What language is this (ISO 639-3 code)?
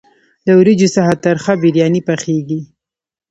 pus